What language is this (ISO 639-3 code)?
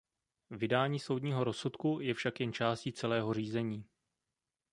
ces